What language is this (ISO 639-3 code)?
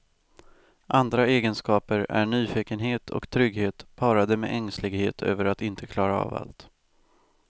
swe